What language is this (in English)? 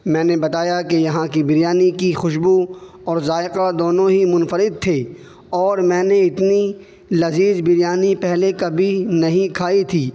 Urdu